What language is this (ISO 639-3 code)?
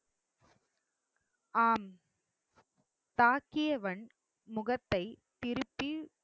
tam